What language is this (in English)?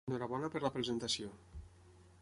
Catalan